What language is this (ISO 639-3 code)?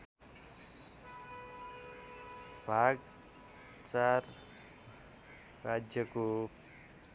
nep